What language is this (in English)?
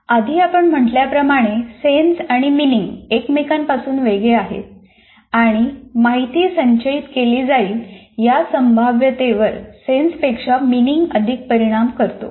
Marathi